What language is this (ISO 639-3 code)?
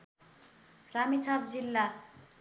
nep